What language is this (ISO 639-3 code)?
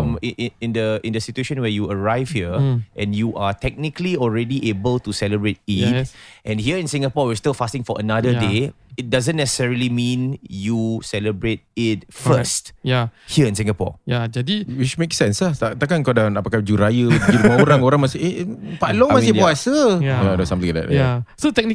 msa